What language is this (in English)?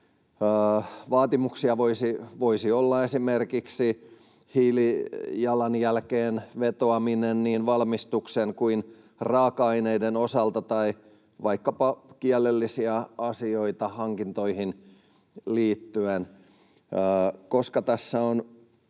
Finnish